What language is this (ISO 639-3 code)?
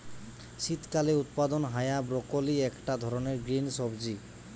ben